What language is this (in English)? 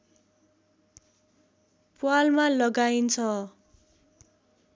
Nepali